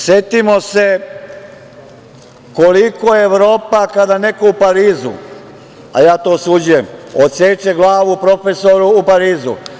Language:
Serbian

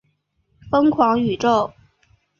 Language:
Chinese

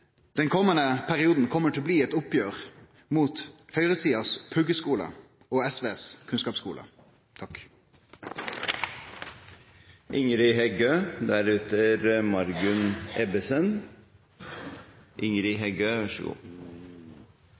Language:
Norwegian Nynorsk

